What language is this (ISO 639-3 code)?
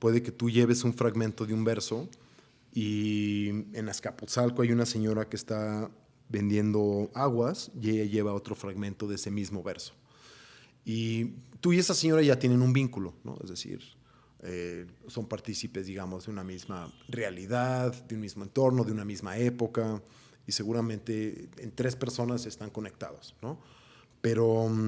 spa